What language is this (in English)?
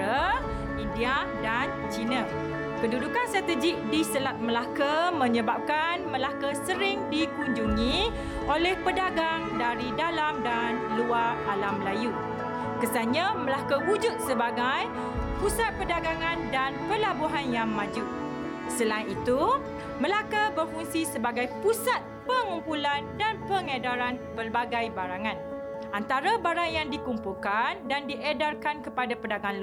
Malay